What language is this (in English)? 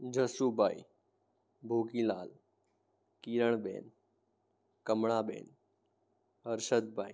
Gujarati